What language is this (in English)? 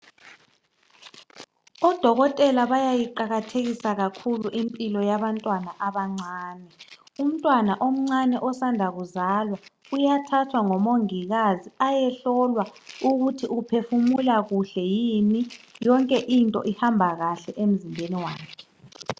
North Ndebele